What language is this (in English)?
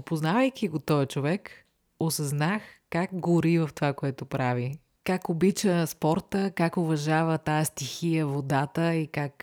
Bulgarian